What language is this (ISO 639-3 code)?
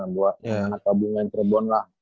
ind